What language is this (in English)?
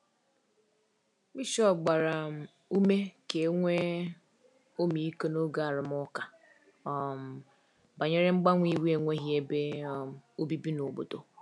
Igbo